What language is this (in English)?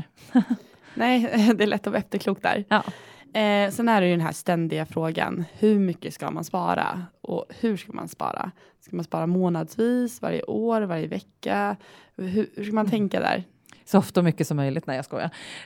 Swedish